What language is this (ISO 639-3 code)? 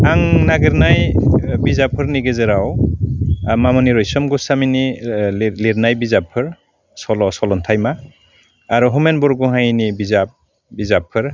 brx